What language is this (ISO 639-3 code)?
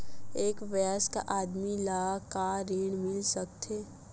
hne